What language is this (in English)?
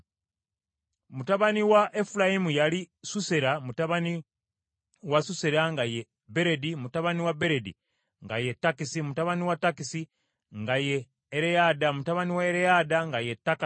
Ganda